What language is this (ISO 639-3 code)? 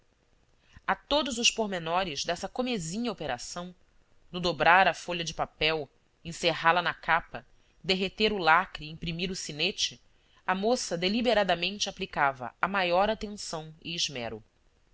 por